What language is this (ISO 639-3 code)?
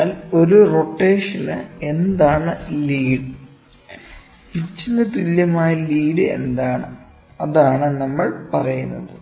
mal